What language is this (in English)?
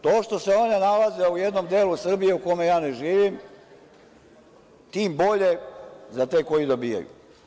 Serbian